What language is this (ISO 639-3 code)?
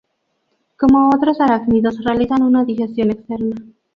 spa